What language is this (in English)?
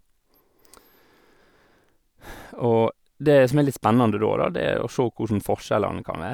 Norwegian